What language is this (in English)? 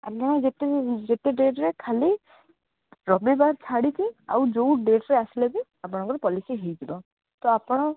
Odia